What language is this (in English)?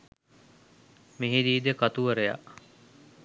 Sinhala